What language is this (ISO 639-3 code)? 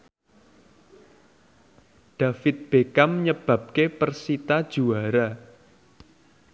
jav